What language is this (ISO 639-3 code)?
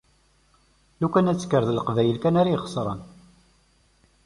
kab